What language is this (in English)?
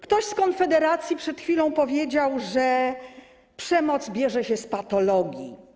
Polish